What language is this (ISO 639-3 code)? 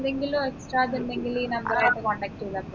mal